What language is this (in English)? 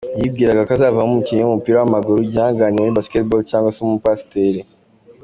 Kinyarwanda